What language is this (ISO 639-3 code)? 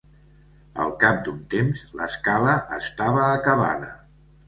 cat